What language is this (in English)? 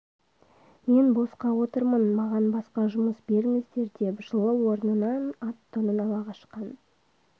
Kazakh